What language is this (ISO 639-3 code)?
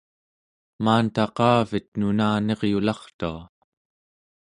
esu